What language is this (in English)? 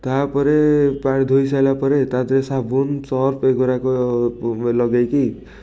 Odia